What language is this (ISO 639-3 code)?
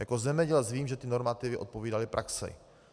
ces